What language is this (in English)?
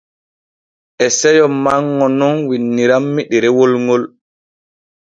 Borgu Fulfulde